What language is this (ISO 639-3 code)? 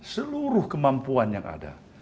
ind